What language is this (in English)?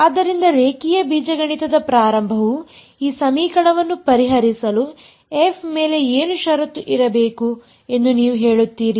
Kannada